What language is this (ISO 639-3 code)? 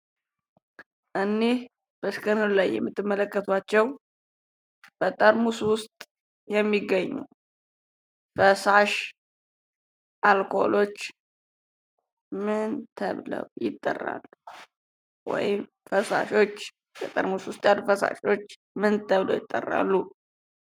amh